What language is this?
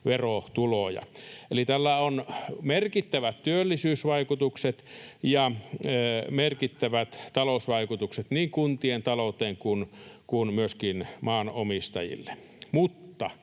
Finnish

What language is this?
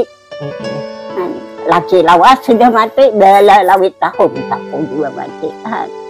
Indonesian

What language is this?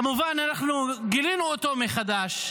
Hebrew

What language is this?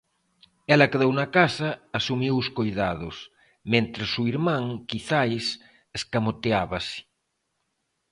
Galician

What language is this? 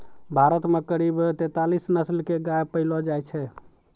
Maithili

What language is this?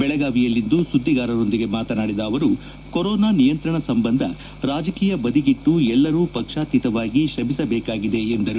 Kannada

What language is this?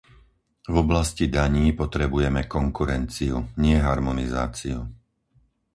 Slovak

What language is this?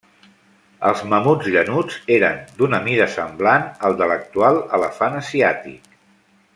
Catalan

